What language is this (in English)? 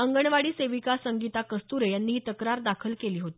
Marathi